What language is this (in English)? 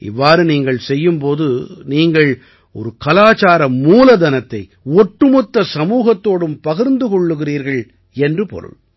Tamil